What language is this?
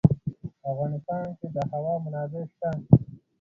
Pashto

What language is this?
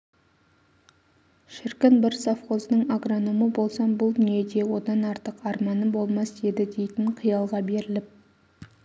Kazakh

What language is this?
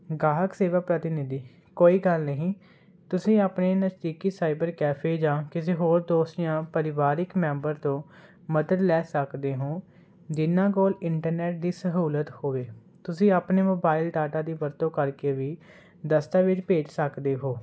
Punjabi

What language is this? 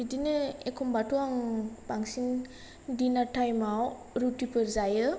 Bodo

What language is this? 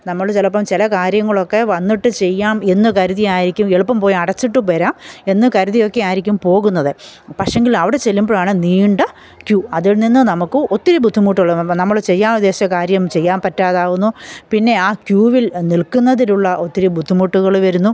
Malayalam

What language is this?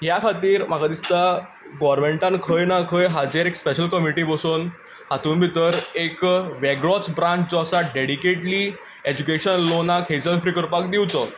Konkani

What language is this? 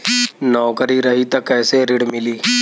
Bhojpuri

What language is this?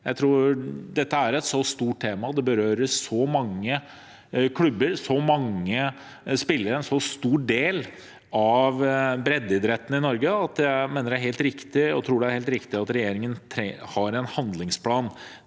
Norwegian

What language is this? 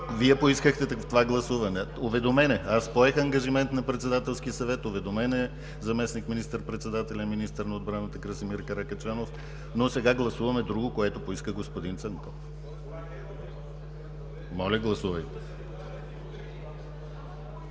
Bulgarian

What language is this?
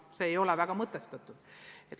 Estonian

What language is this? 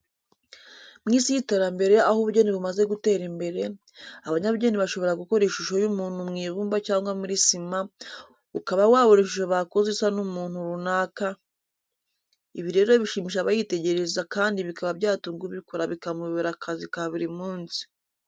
Kinyarwanda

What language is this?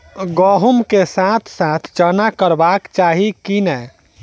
Maithili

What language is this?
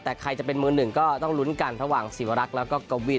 Thai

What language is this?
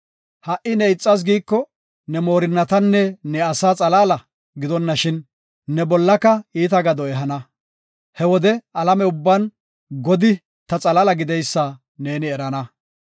Gofa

